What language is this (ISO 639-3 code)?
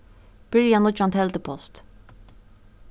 fao